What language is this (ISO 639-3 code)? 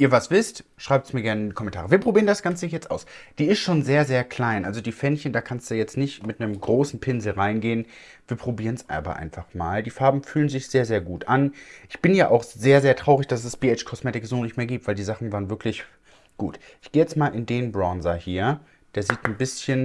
deu